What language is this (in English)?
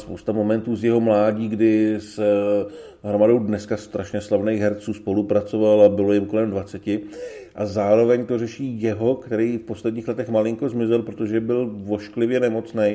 Czech